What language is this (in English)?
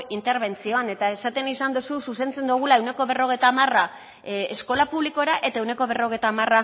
Basque